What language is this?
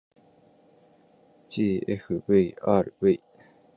Japanese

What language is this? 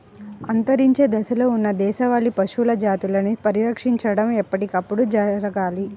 Telugu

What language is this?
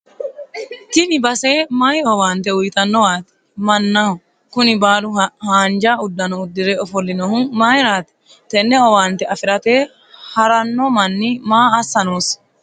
Sidamo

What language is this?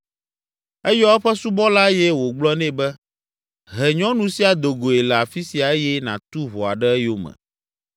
Ewe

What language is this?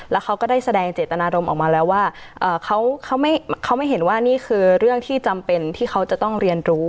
Thai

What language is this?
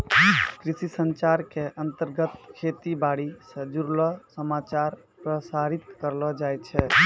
Maithili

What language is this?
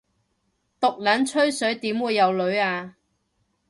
Cantonese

